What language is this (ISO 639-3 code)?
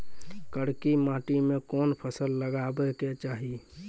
mai